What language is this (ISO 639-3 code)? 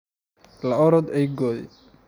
som